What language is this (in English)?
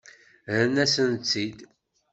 Kabyle